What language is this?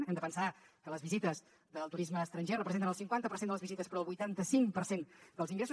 Catalan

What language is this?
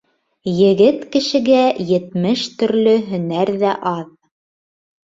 Bashkir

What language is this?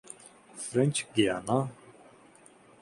Urdu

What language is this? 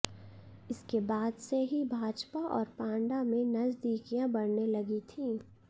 Hindi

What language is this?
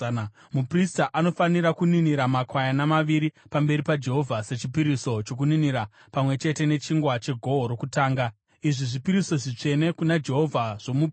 Shona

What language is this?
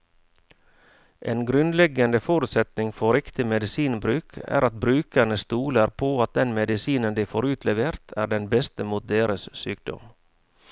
Norwegian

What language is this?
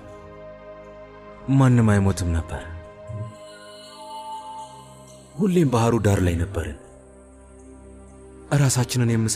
Arabic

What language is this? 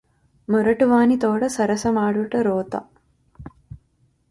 Telugu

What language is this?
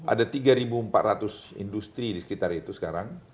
Indonesian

